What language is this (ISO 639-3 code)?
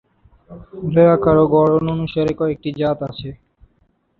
ben